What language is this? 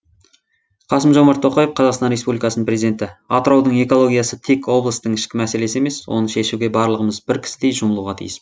Kazakh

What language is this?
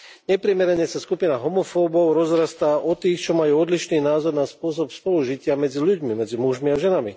Slovak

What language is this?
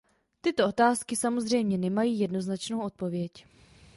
Czech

